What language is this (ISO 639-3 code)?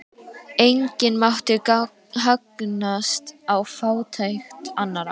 isl